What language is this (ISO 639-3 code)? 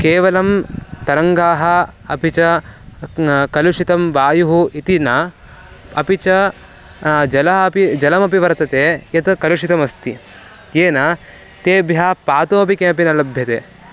san